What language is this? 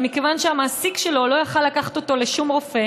Hebrew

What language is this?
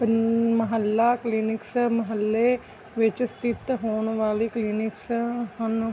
Punjabi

